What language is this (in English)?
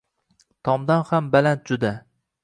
Uzbek